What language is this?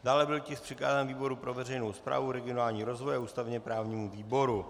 Czech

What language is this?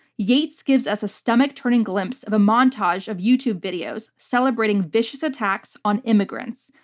English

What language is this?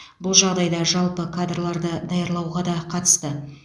Kazakh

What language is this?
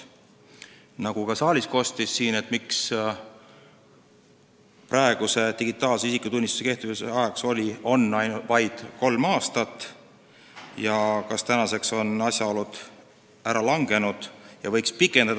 Estonian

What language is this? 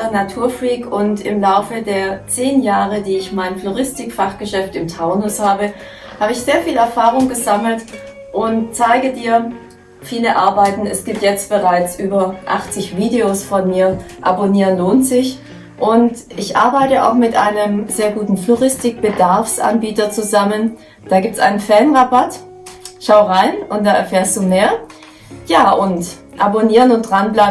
German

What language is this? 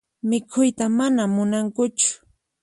Puno Quechua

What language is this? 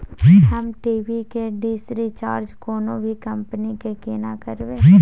Maithili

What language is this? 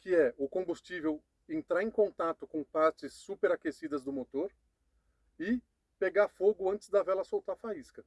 Portuguese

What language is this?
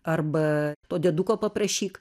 Lithuanian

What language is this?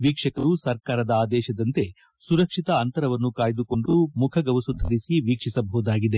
Kannada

